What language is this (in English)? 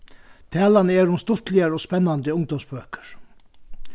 Faroese